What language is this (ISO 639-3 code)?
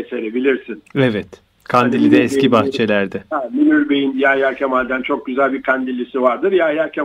tur